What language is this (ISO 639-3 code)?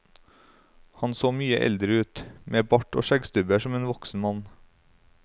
nor